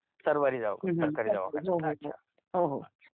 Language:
Marathi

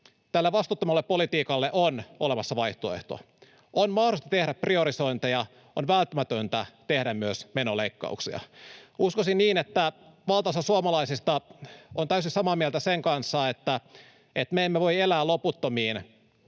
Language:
Finnish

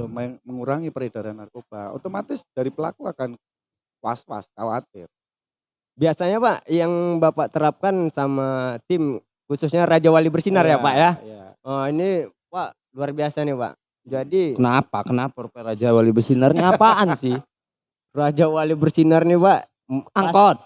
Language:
Indonesian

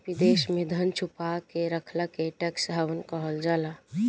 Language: Bhojpuri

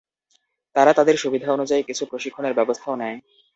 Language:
Bangla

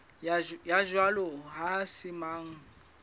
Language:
Southern Sotho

